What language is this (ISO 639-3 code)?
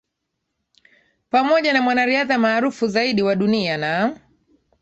swa